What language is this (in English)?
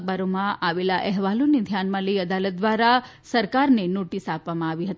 Gujarati